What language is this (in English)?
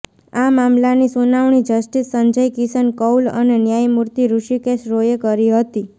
Gujarati